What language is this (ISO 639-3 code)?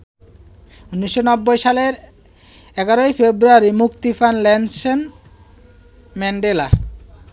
ben